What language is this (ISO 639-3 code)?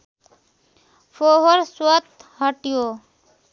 nep